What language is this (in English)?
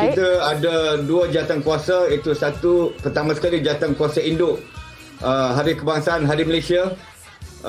Malay